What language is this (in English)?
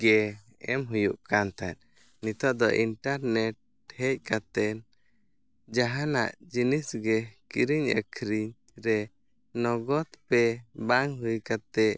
Santali